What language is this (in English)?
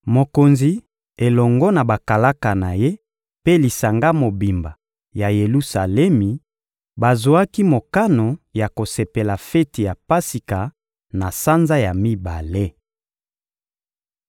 Lingala